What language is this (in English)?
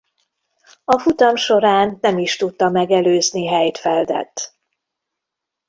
Hungarian